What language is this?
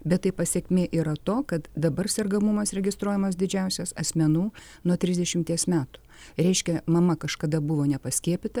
Lithuanian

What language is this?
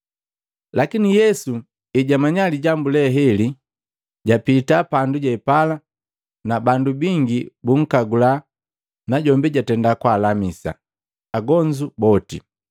Matengo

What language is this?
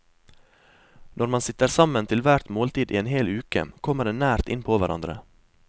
Norwegian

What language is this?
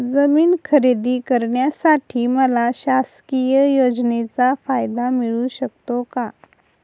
Marathi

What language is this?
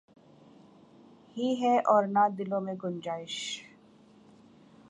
Urdu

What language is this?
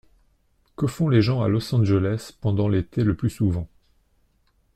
French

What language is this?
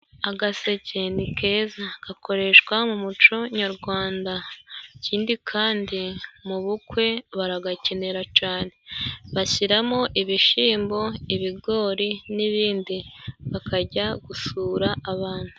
Kinyarwanda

